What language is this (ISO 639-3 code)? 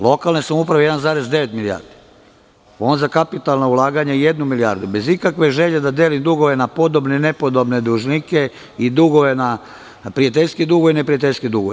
srp